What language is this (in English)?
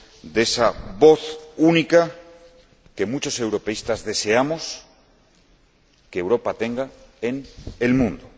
Spanish